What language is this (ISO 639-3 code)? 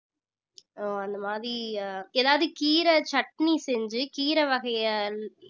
tam